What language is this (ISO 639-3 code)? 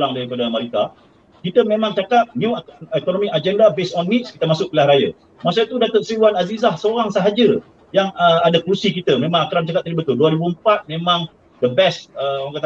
msa